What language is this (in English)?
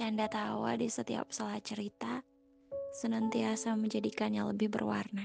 Indonesian